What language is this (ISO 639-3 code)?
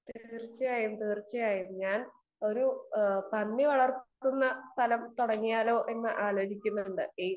mal